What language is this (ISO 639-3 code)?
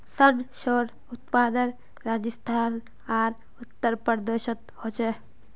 mag